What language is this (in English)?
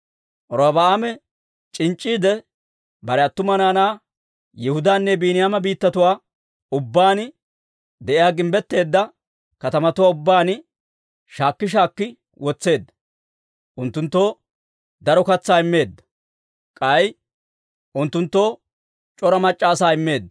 Dawro